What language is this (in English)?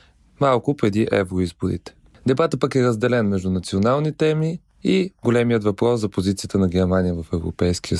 Bulgarian